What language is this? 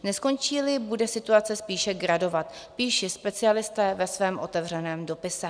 Czech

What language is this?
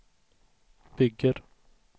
Swedish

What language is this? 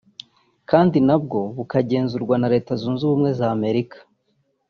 Kinyarwanda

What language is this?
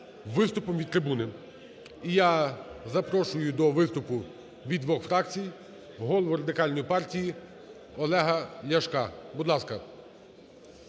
Ukrainian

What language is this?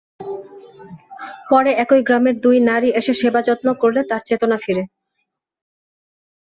Bangla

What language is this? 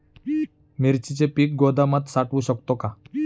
Marathi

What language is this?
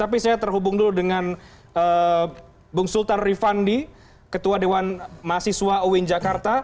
Indonesian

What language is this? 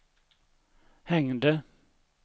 Swedish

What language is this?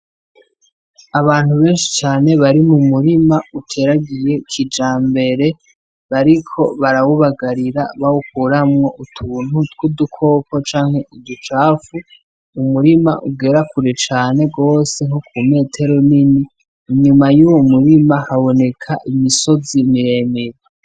Rundi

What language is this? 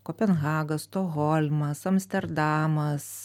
Lithuanian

